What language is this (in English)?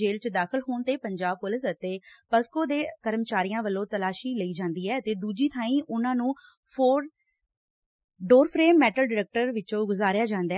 Punjabi